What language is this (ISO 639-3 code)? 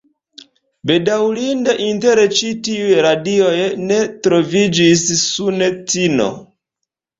epo